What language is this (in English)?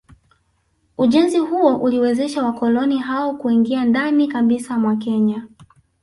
Swahili